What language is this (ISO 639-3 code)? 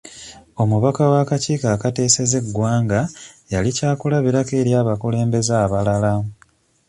lug